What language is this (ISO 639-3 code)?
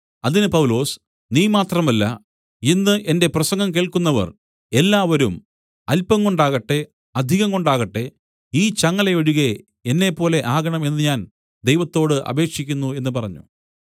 mal